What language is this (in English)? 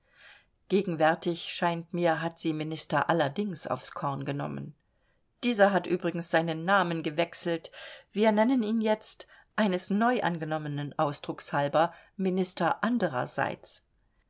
German